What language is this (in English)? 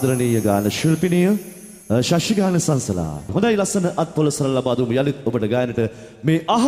Indonesian